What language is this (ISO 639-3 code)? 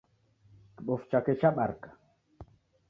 dav